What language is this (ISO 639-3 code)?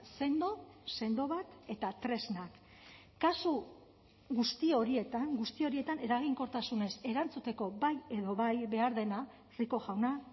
eus